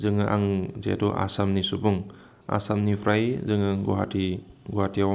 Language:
Bodo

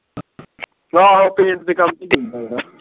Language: Punjabi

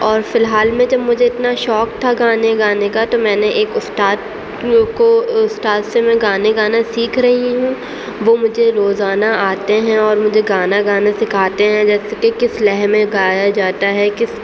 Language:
Urdu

